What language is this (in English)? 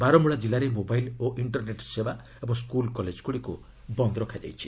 Odia